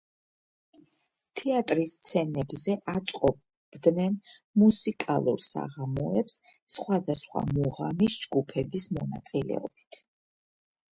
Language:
Georgian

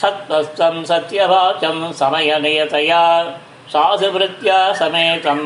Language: Tamil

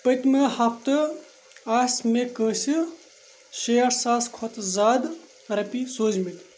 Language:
Kashmiri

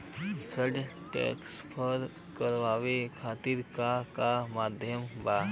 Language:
Bhojpuri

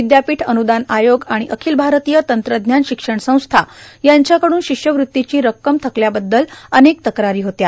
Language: Marathi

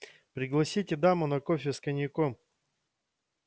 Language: Russian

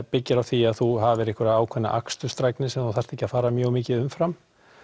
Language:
Icelandic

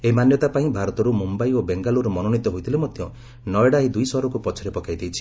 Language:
Odia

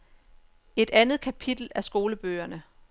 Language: Danish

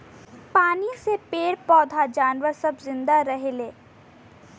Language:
Bhojpuri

